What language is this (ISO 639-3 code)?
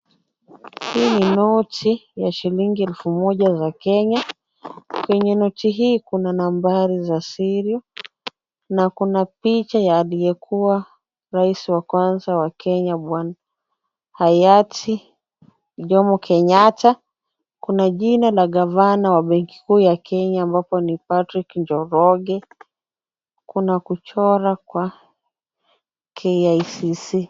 swa